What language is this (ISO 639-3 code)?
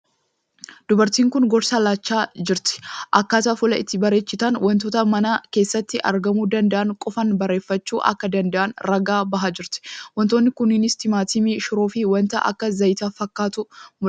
orm